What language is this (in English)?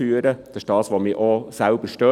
Swiss German